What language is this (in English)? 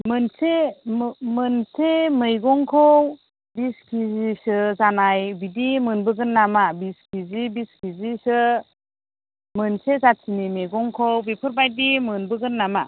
Bodo